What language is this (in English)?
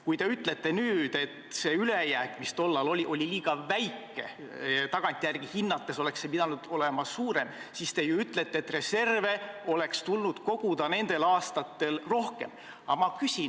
Estonian